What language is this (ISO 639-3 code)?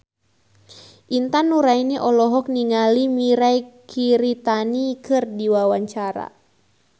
sun